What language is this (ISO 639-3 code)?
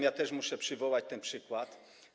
pol